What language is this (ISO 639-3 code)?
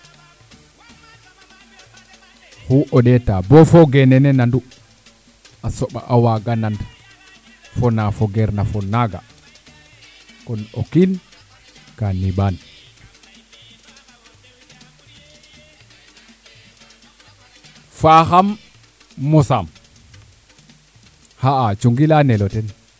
srr